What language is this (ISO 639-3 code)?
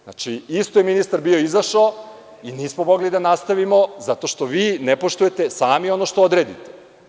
srp